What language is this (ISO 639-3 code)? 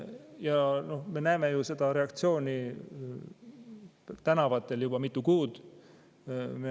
est